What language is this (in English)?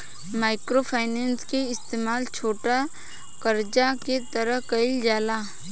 Bhojpuri